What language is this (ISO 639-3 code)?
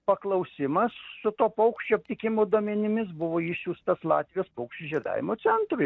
lit